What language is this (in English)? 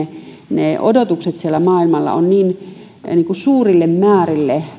Finnish